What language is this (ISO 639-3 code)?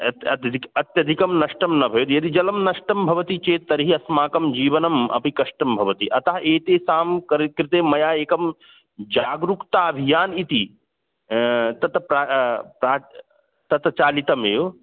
san